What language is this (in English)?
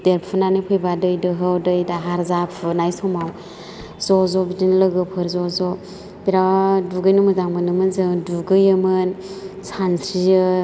Bodo